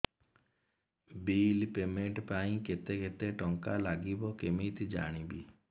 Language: Odia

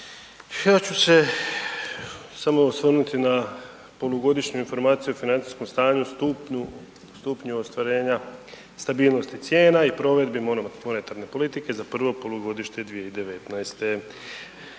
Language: Croatian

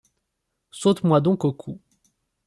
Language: French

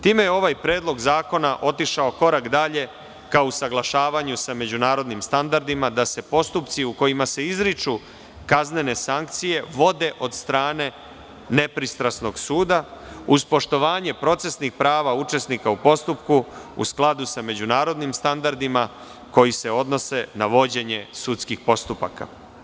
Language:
Serbian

